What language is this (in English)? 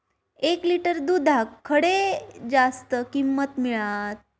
Marathi